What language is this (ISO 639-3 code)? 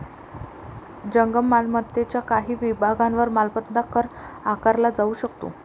mar